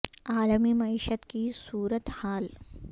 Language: Urdu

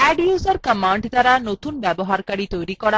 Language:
Bangla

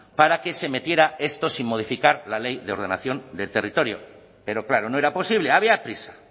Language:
Spanish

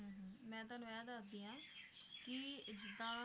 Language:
Punjabi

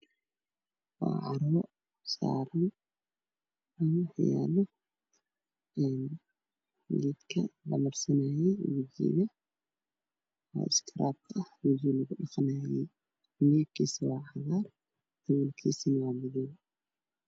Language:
Somali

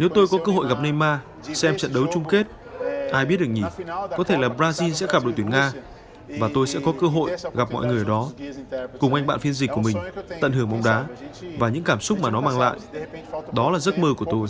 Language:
Vietnamese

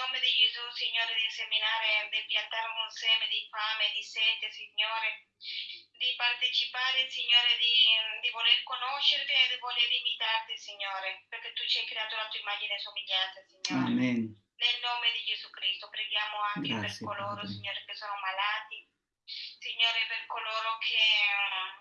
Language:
Italian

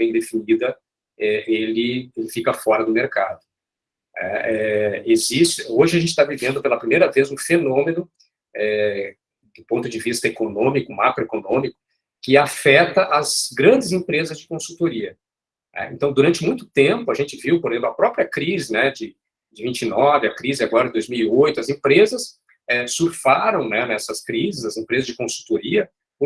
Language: Portuguese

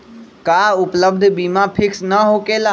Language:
Magahi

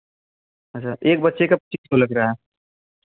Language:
Hindi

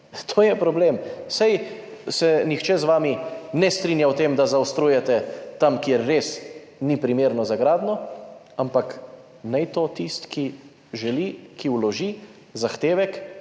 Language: Slovenian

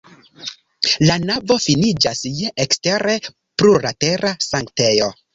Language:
Esperanto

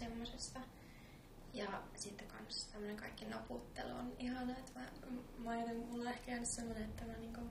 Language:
Finnish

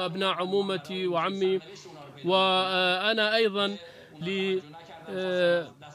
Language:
Arabic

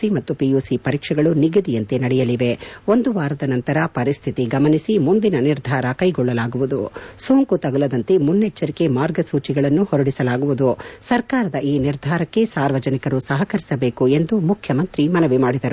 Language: Kannada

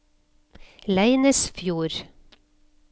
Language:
Norwegian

